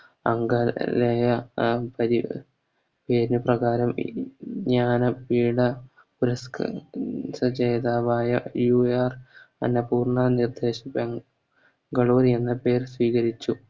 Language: Malayalam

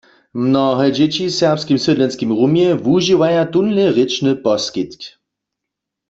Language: Upper Sorbian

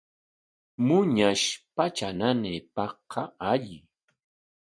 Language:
Corongo Ancash Quechua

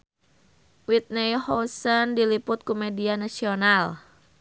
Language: Sundanese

